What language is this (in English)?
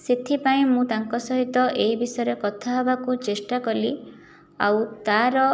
Odia